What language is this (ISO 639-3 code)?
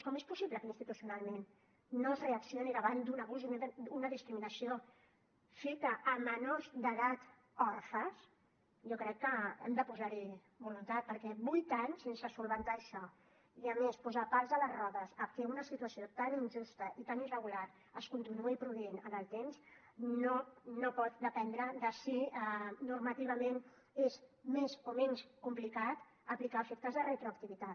cat